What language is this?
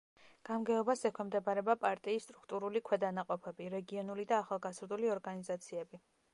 Georgian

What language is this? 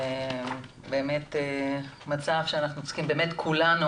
Hebrew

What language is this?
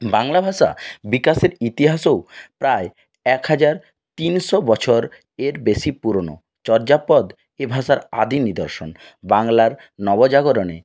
Bangla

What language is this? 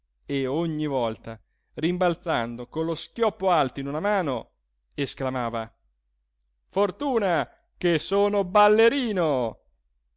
Italian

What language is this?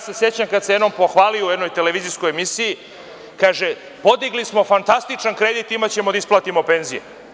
Serbian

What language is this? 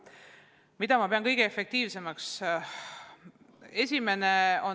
Estonian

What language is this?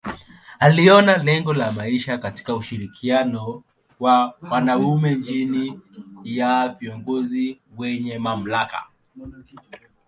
Swahili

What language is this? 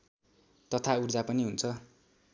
Nepali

